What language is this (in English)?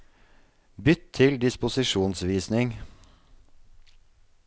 Norwegian